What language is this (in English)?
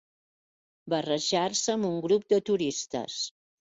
Catalan